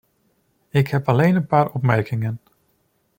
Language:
Dutch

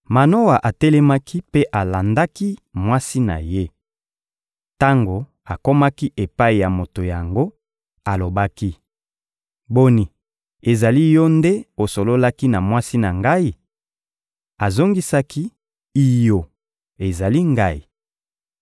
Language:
Lingala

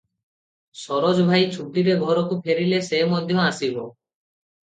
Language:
Odia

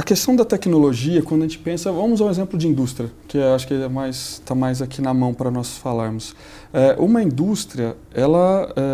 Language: Portuguese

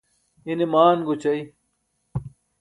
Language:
Burushaski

